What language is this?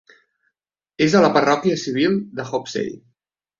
Catalan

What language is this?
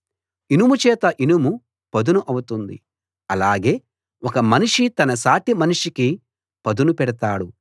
Telugu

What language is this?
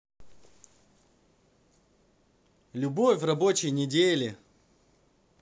Russian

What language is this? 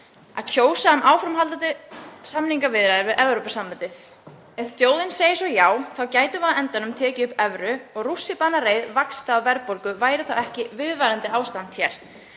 Icelandic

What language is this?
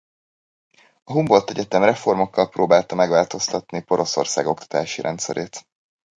Hungarian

